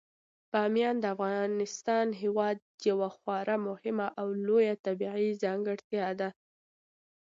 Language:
Pashto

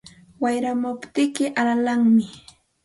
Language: Santa Ana de Tusi Pasco Quechua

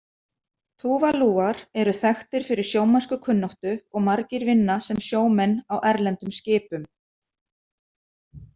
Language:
Icelandic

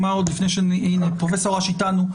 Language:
Hebrew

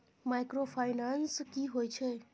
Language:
Maithili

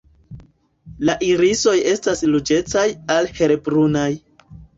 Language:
Esperanto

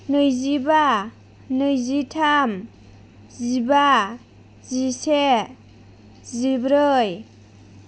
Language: Bodo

